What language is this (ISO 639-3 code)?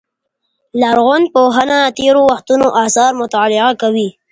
pus